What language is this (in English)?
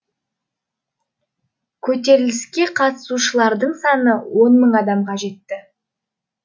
Kazakh